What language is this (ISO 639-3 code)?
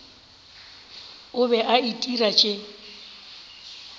nso